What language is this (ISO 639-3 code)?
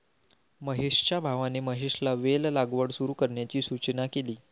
mar